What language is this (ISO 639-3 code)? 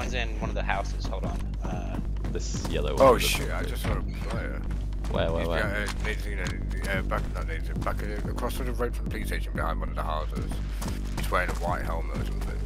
eng